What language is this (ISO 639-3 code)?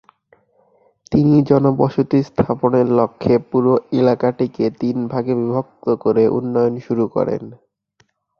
ben